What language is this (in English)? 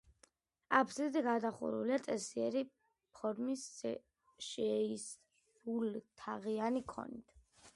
Georgian